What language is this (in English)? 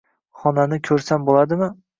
Uzbek